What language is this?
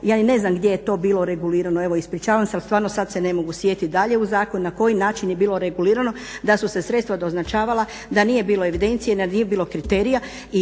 Croatian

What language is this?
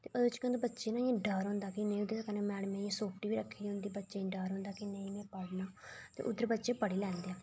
Dogri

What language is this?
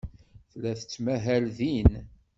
Kabyle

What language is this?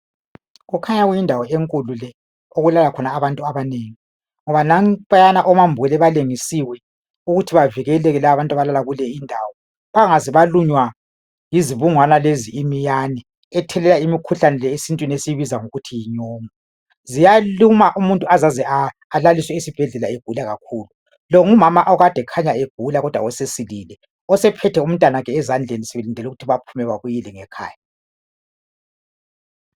North Ndebele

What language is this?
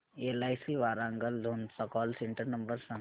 Marathi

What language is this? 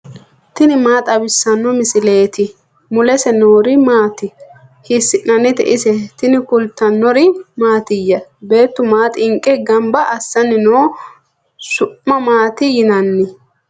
Sidamo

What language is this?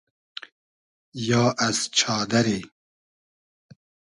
Hazaragi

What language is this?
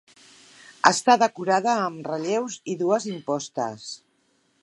Catalan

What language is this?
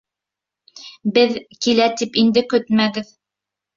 Bashkir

